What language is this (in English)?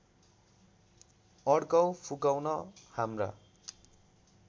Nepali